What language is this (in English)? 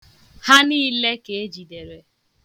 Igbo